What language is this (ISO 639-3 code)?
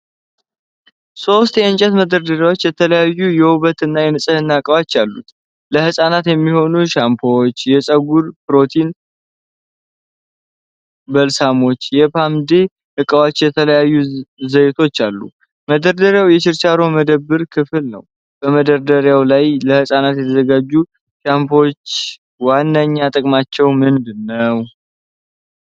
amh